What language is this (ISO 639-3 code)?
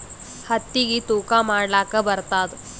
kan